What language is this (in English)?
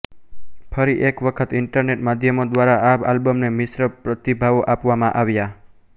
Gujarati